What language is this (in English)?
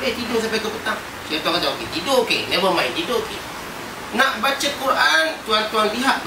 Malay